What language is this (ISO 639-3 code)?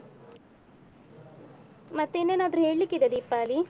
kan